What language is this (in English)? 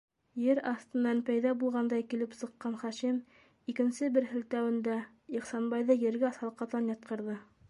Bashkir